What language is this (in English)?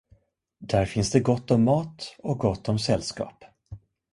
Swedish